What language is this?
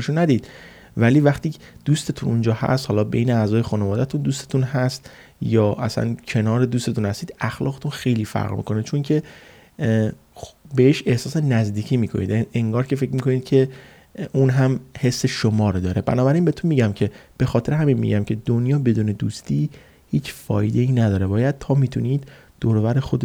Persian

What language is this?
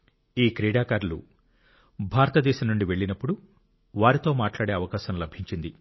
Telugu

